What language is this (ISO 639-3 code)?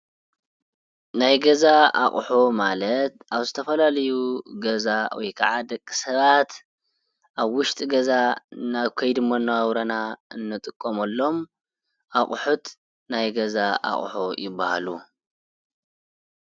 tir